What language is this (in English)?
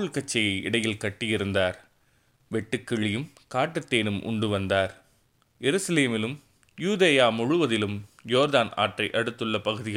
Tamil